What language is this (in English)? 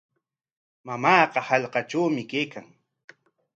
Corongo Ancash Quechua